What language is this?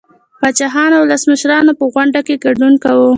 Pashto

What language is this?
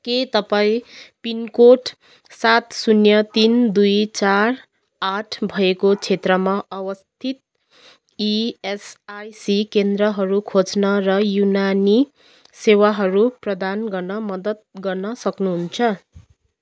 Nepali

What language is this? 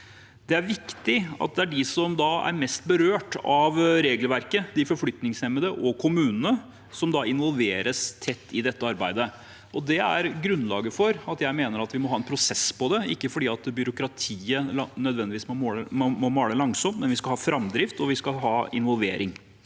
Norwegian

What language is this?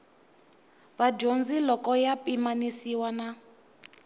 Tsonga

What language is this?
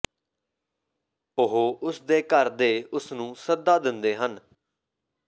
Punjabi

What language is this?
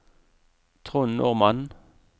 Norwegian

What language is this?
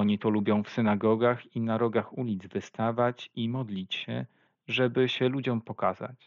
Polish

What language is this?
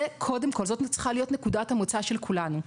Hebrew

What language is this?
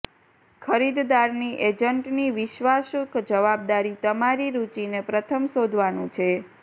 Gujarati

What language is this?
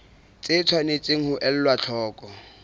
Southern Sotho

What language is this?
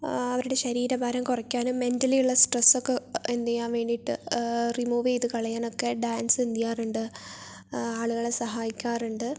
Malayalam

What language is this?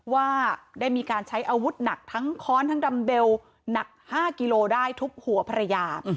Thai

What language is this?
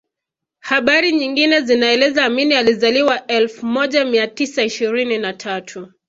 Swahili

